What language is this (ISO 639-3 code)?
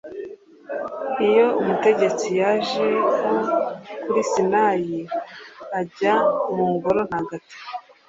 kin